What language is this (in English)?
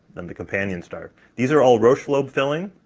English